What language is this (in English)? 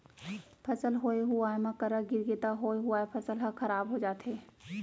Chhattisgarhi